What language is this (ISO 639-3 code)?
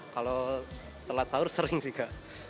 ind